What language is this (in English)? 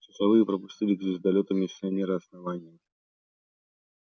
Russian